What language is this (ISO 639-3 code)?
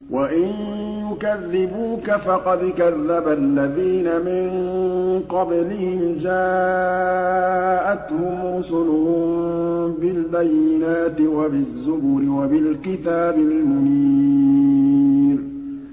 ara